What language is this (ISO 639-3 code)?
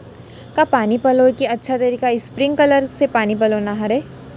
hne